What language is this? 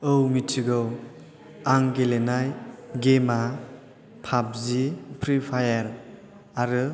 Bodo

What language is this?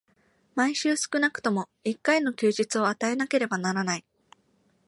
Japanese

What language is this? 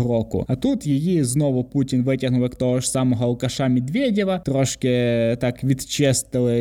Ukrainian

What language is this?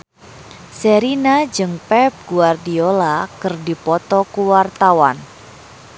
Sundanese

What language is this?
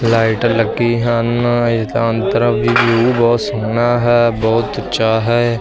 Punjabi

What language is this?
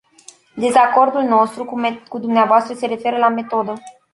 Romanian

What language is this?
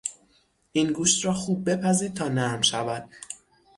Persian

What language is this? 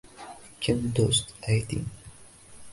Uzbek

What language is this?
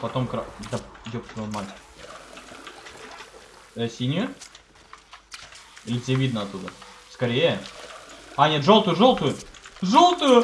Russian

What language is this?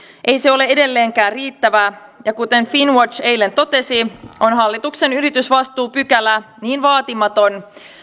Finnish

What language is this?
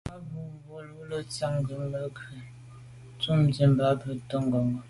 Medumba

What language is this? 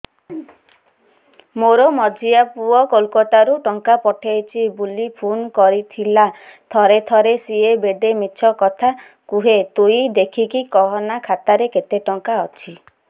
Odia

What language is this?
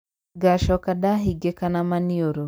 Kikuyu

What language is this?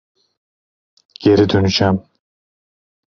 Turkish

